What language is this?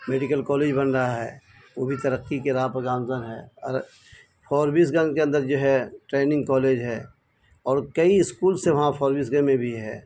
Urdu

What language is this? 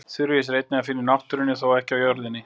Icelandic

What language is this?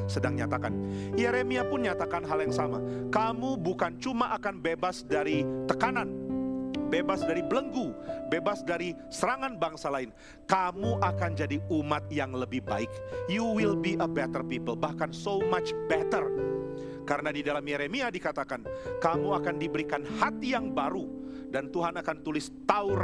Indonesian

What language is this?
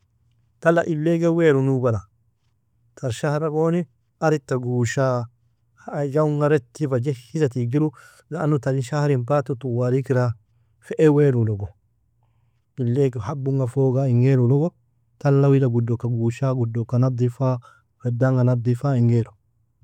Nobiin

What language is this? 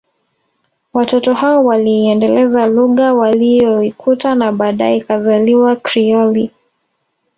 Swahili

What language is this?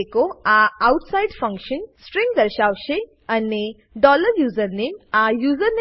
Gujarati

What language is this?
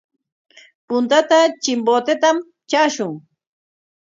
Corongo Ancash Quechua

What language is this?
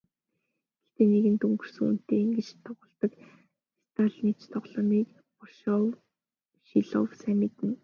Mongolian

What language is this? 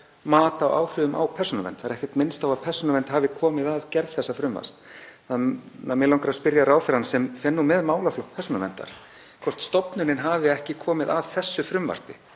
Icelandic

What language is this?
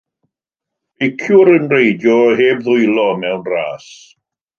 Welsh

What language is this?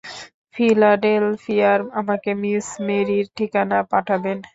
Bangla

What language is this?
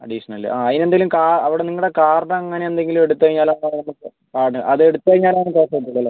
Malayalam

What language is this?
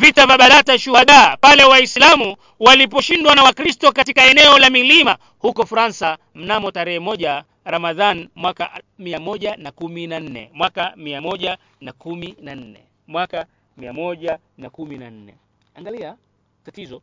Swahili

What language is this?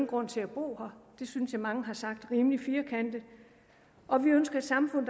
Danish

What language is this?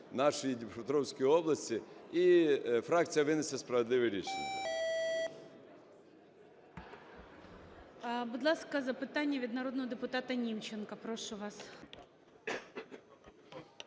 Ukrainian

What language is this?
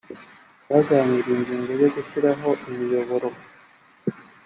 Kinyarwanda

